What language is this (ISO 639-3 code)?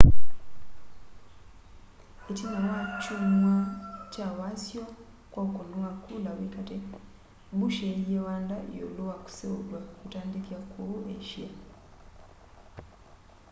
kam